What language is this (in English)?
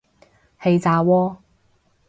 Cantonese